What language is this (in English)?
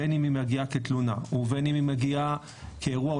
Hebrew